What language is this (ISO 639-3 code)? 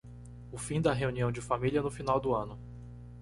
por